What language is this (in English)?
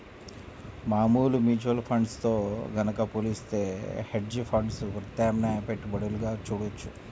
Telugu